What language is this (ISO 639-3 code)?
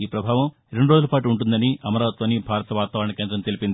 tel